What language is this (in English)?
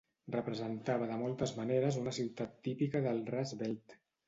Catalan